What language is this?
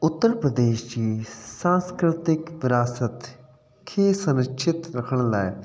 Sindhi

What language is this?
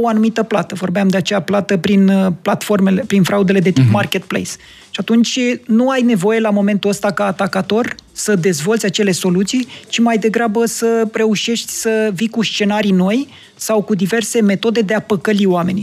Romanian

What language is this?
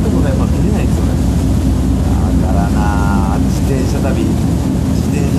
Japanese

